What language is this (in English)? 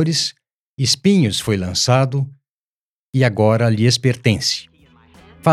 Portuguese